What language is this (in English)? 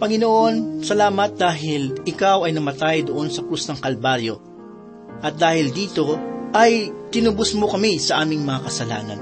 Filipino